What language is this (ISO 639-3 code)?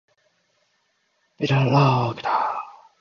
jpn